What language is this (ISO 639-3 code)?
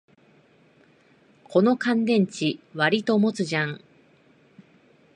jpn